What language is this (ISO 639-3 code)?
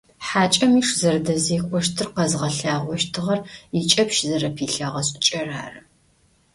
ady